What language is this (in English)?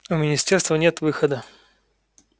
Russian